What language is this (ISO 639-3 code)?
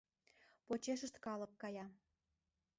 chm